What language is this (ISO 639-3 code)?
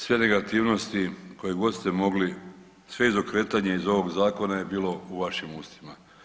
hrv